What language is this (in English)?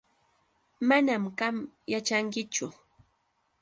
Yauyos Quechua